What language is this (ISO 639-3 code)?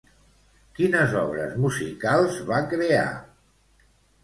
cat